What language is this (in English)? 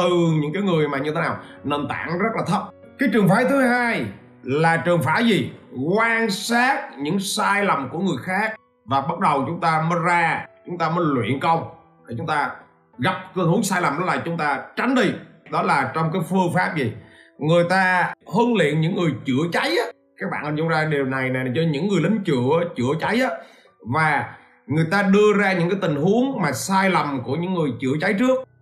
Vietnamese